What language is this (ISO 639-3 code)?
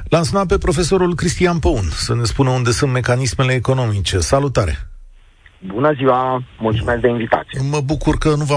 ron